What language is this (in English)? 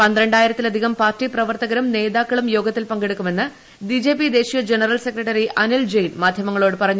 Malayalam